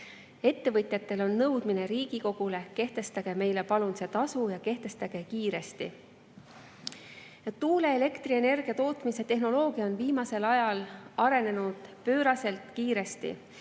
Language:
Estonian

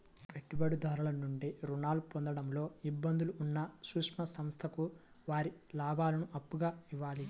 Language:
Telugu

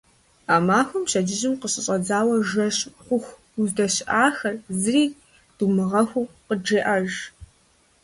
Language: Kabardian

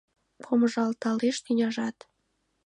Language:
Mari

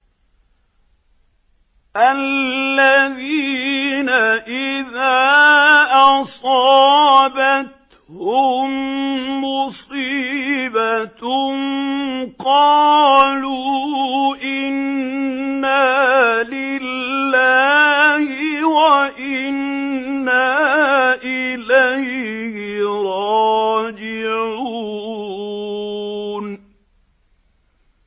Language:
Arabic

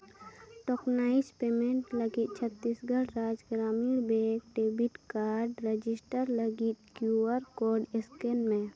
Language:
Santali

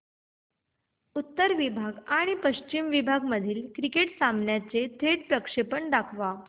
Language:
Marathi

